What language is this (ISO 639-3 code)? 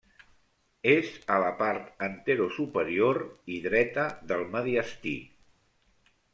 cat